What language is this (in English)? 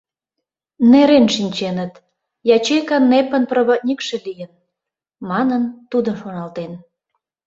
Mari